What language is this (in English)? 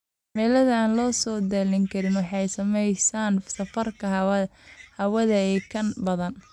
Somali